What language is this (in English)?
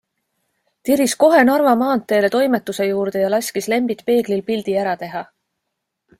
Estonian